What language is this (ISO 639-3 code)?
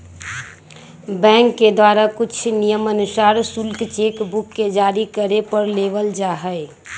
mag